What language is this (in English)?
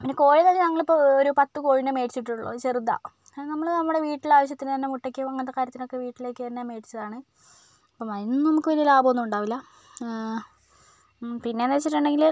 Malayalam